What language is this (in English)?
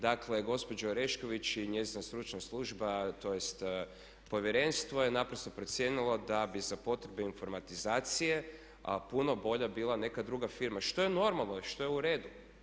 Croatian